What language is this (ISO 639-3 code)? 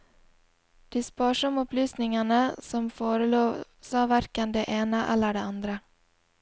nor